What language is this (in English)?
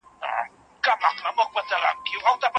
Pashto